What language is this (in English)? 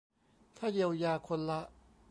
Thai